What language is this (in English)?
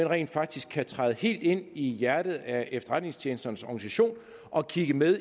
Danish